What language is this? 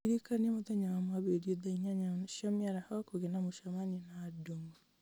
Kikuyu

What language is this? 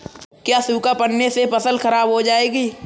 Hindi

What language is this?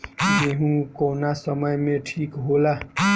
Bhojpuri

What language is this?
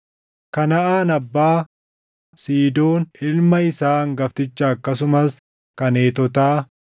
Oromo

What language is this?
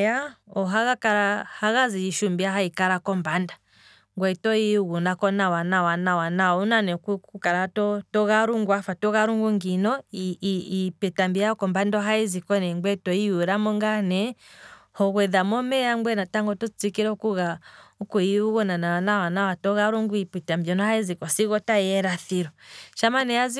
Kwambi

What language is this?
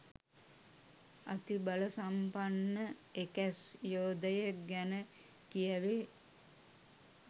Sinhala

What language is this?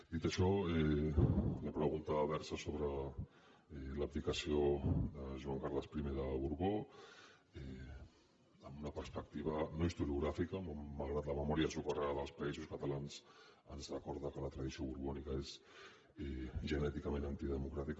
Catalan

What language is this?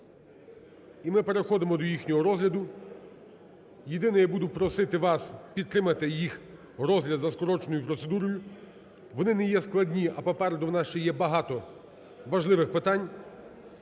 Ukrainian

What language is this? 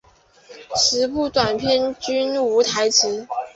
Chinese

